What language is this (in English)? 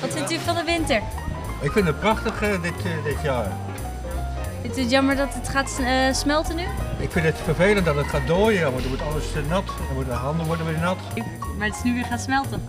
Dutch